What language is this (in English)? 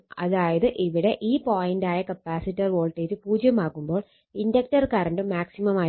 Malayalam